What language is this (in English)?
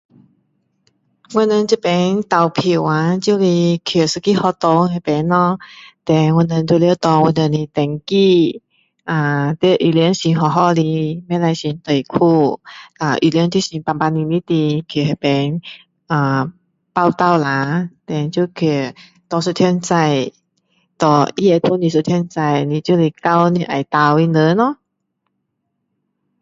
Min Dong Chinese